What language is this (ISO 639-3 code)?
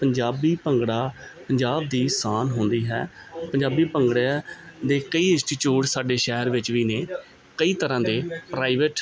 pan